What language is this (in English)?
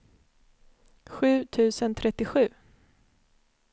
Swedish